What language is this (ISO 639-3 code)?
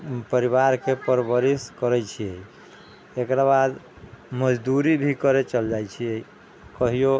mai